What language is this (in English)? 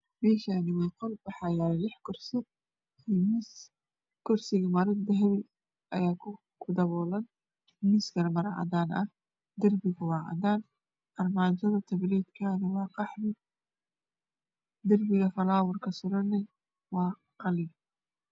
Somali